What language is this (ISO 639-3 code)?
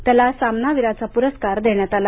mar